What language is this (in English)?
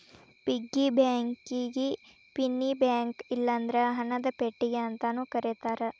Kannada